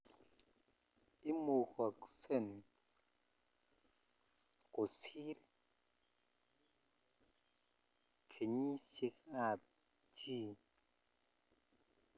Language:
Kalenjin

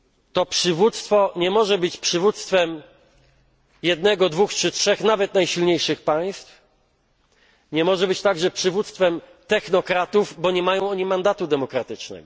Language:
Polish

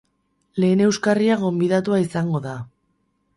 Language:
Basque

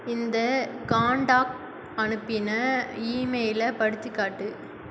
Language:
Tamil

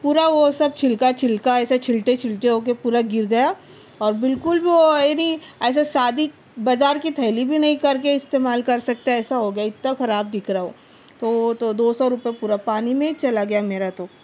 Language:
Urdu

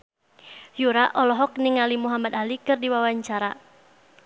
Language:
Sundanese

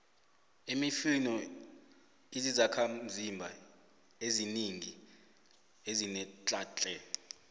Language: South Ndebele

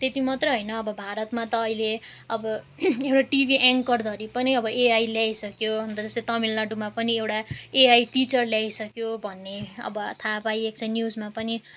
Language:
Nepali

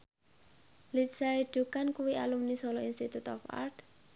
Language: Javanese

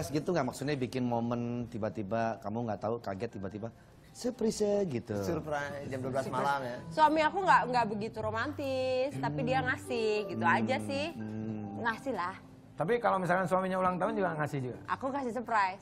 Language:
Indonesian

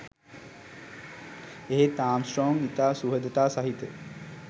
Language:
Sinhala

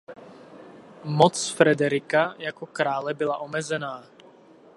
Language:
Czech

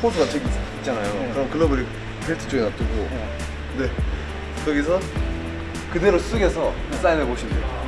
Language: Korean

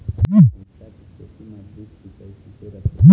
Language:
Chhattisgarhi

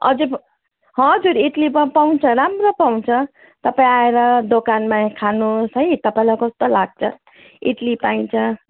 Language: Nepali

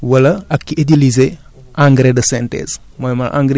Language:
Wolof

